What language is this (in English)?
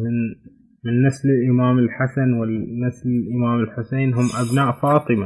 Arabic